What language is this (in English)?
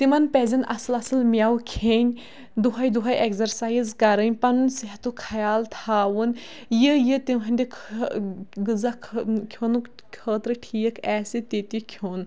Kashmiri